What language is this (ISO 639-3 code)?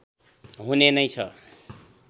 nep